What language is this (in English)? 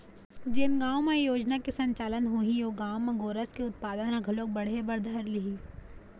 Chhattisgarhi